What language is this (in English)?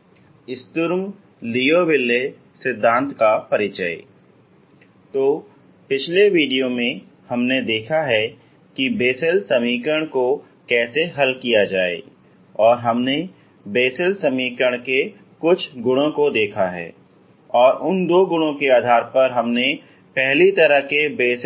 Hindi